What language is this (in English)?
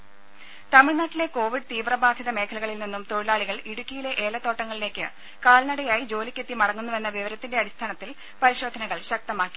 Malayalam